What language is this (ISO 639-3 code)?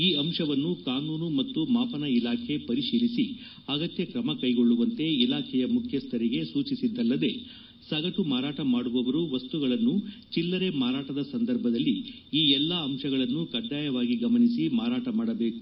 kan